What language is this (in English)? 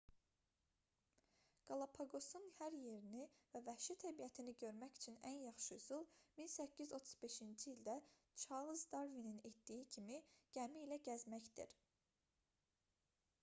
Azerbaijani